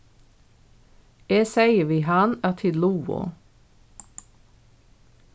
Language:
Faroese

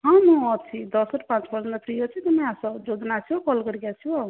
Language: Odia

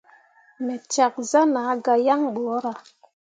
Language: Mundang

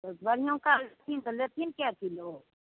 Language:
Maithili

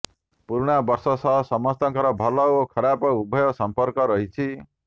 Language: Odia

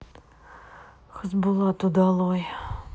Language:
Russian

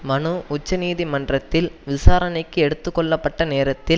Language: Tamil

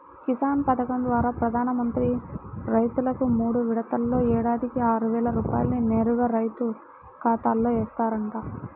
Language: Telugu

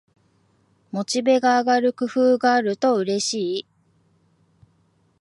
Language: Japanese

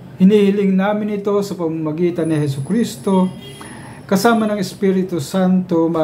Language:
Filipino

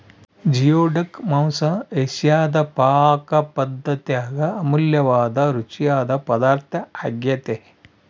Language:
Kannada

